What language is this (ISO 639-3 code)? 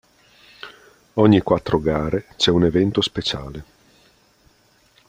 ita